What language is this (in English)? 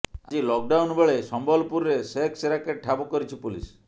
Odia